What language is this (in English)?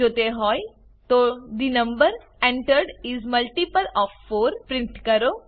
Gujarati